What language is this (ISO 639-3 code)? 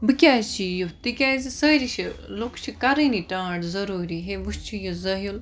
kas